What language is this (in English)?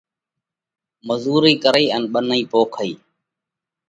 Parkari Koli